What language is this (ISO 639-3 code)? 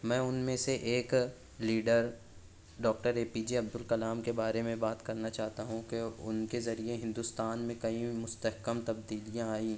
urd